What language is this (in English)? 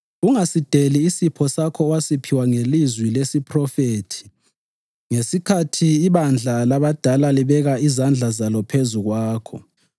North Ndebele